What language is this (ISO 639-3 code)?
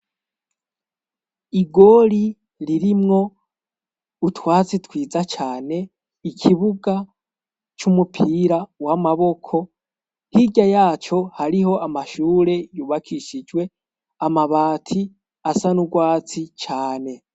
run